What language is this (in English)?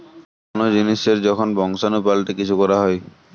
Bangla